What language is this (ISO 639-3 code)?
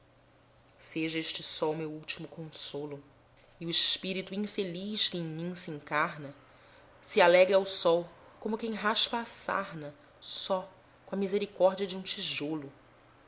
por